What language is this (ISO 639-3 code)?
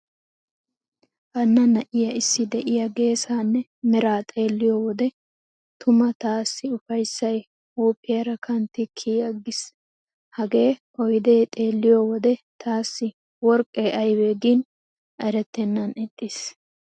wal